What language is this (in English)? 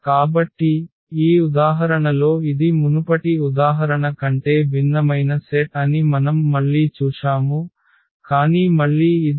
Telugu